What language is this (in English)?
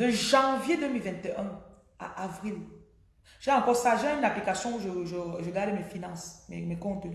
French